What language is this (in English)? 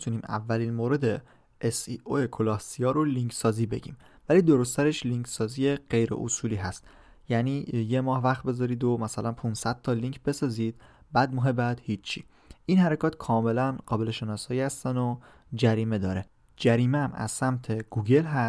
Persian